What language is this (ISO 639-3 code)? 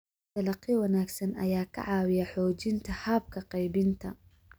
som